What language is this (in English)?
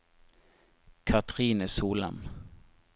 Norwegian